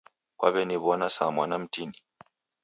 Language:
Taita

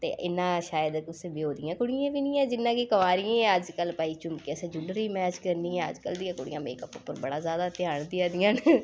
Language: Dogri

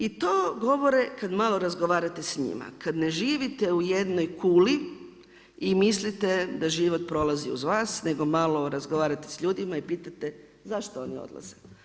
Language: Croatian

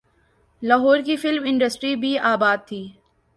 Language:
Urdu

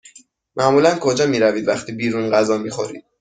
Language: Persian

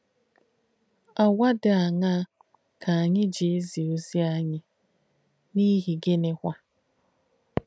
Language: Igbo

